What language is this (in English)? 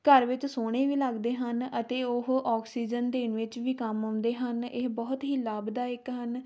Punjabi